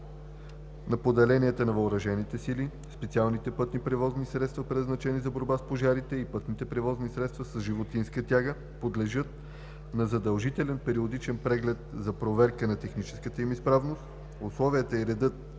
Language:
Bulgarian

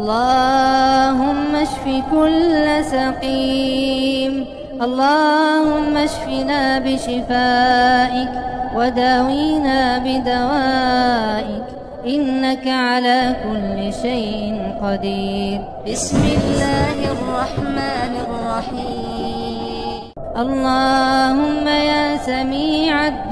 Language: Arabic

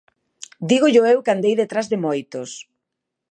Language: Galician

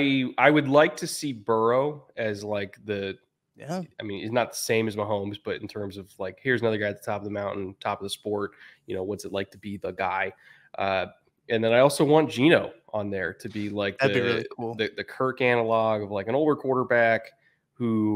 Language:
English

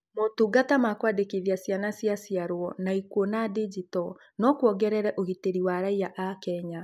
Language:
Kikuyu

